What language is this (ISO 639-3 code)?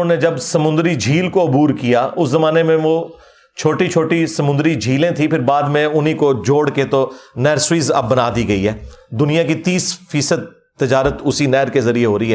urd